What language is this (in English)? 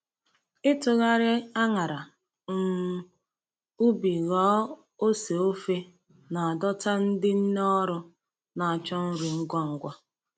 Igbo